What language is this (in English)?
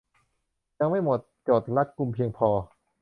Thai